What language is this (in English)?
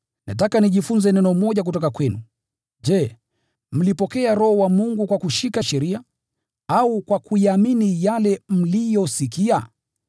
Swahili